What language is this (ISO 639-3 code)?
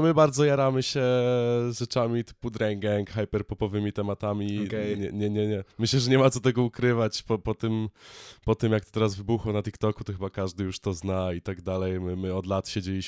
pol